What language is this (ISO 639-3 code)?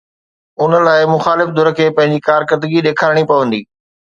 snd